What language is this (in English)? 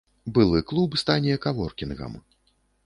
Belarusian